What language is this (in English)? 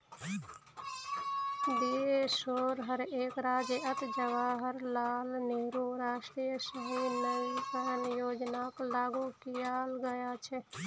Magahi